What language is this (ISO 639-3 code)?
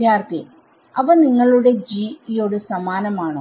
mal